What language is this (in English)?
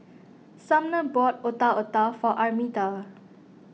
English